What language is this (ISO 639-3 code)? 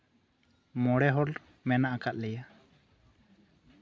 sat